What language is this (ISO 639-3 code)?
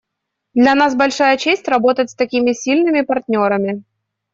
rus